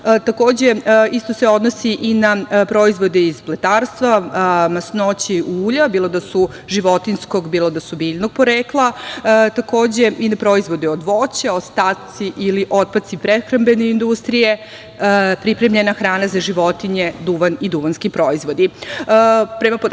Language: Serbian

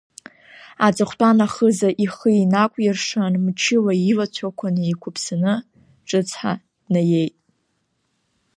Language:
Abkhazian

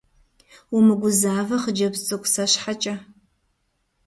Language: Kabardian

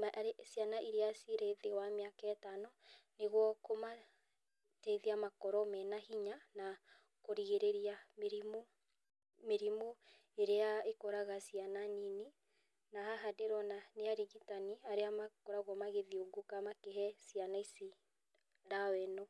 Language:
Kikuyu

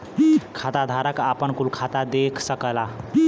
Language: Bhojpuri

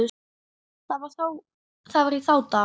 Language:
Icelandic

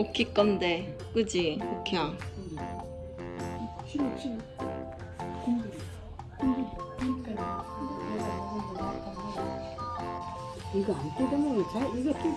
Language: Korean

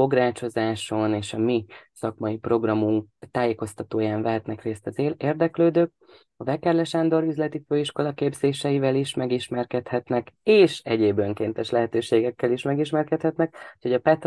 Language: Hungarian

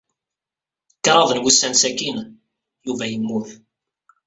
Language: Kabyle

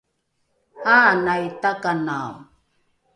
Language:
Rukai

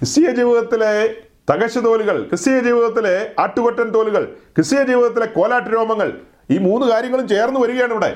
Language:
Malayalam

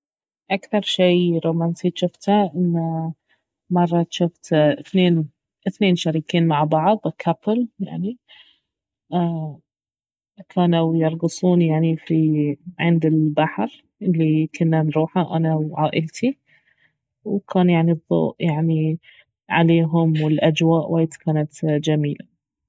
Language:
Baharna Arabic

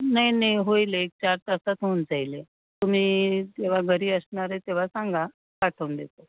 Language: Marathi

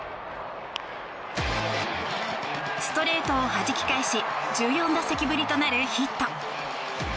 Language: Japanese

